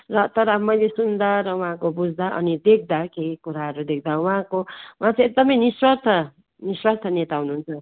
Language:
Nepali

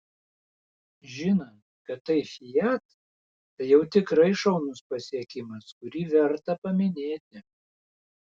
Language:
Lithuanian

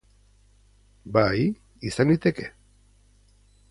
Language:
Basque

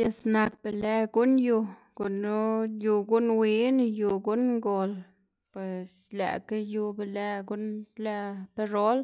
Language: Xanaguía Zapotec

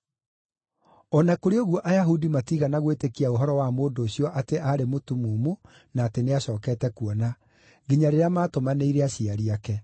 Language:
Kikuyu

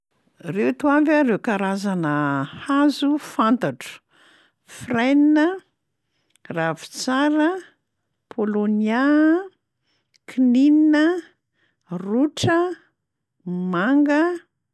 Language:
Malagasy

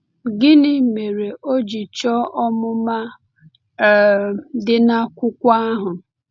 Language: Igbo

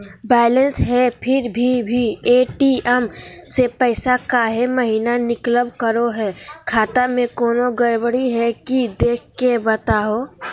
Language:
Magahi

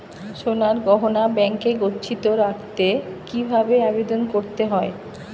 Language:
Bangla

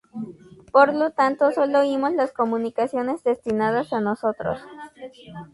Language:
Spanish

